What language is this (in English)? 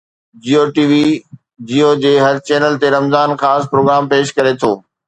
Sindhi